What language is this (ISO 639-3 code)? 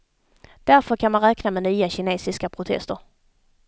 swe